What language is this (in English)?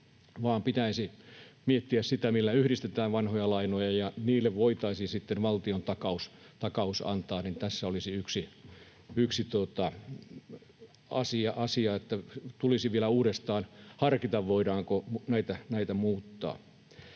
Finnish